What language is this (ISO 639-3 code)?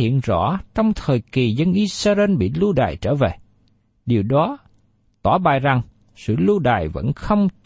vie